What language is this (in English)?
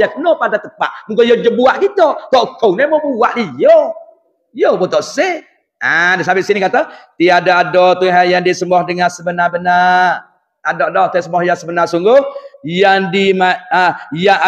Malay